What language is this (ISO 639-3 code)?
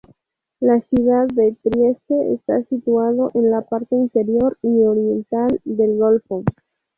spa